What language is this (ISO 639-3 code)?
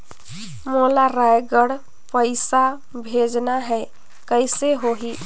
hne